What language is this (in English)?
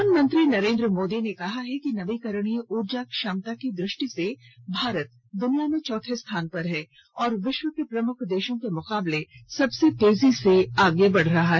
Hindi